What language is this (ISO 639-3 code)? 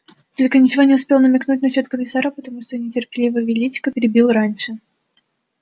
rus